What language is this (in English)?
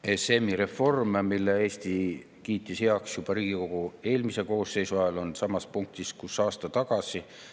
Estonian